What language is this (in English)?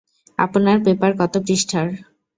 Bangla